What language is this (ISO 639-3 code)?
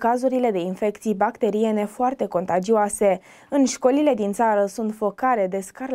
ron